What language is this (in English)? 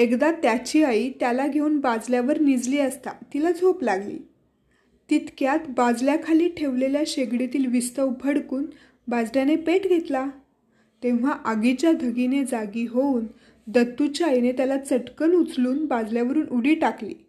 Marathi